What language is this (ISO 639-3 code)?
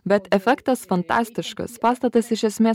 lit